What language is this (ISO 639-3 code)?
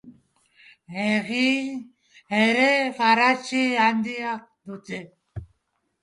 eus